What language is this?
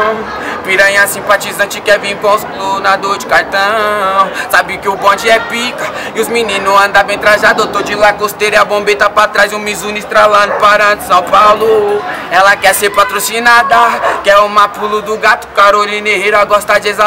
Portuguese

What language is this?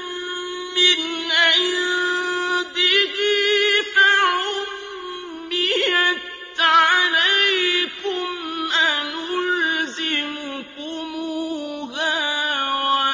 Arabic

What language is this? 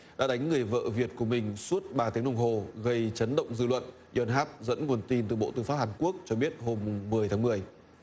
Vietnamese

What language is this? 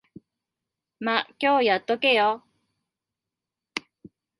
Japanese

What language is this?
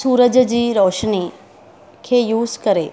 Sindhi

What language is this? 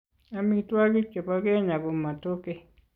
Kalenjin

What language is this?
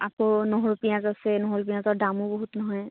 Assamese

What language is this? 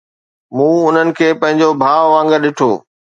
Sindhi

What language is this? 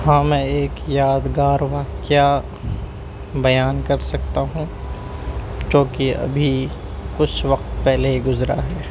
Urdu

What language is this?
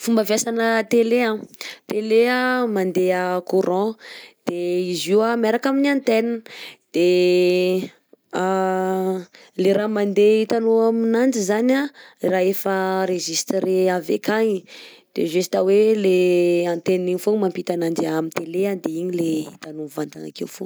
Southern Betsimisaraka Malagasy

